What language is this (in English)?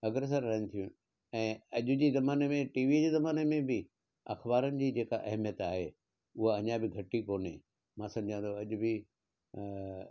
Sindhi